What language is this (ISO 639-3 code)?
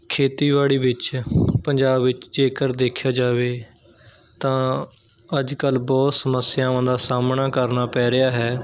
pan